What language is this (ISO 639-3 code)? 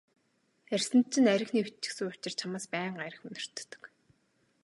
mon